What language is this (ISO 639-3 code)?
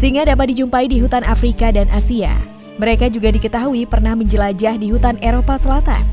ind